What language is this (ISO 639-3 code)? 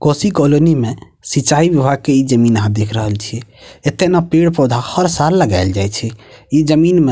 mai